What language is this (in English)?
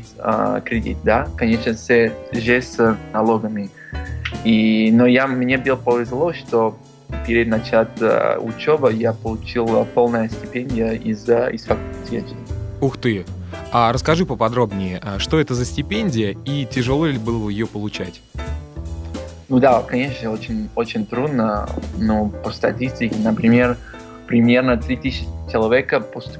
Russian